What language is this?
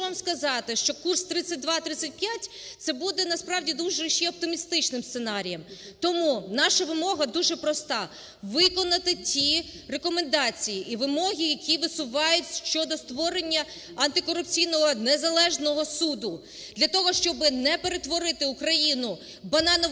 Ukrainian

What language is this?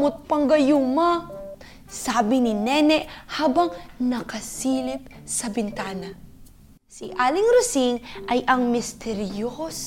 Filipino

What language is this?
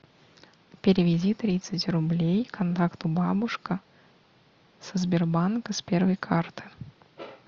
Russian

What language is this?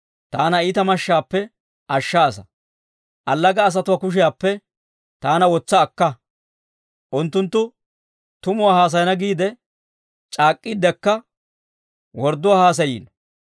Dawro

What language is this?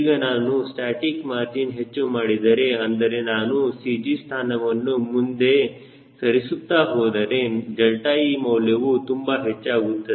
Kannada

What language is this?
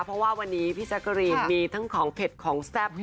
Thai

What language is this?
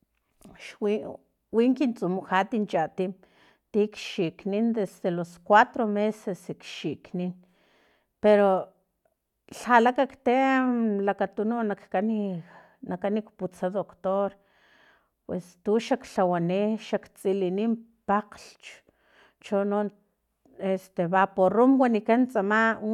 Filomena Mata-Coahuitlán Totonac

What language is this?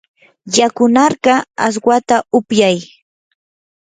Yanahuanca Pasco Quechua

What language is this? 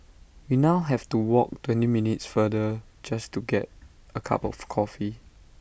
English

